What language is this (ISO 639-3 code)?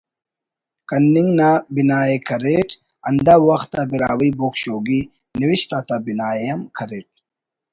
brh